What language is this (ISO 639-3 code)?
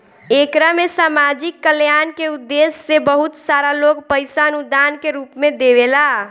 bho